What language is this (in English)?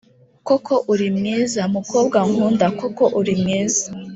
Kinyarwanda